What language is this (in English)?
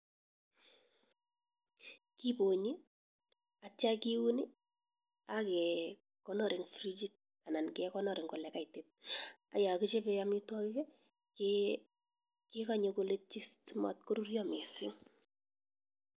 Kalenjin